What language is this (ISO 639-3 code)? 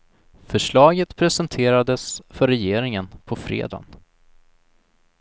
swe